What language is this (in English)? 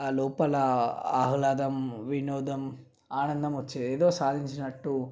Telugu